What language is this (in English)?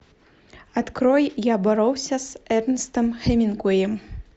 Russian